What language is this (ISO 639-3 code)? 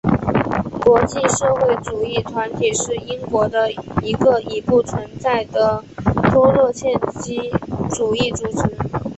zho